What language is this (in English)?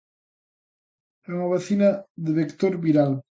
Galician